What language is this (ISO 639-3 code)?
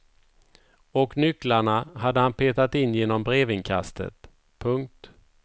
swe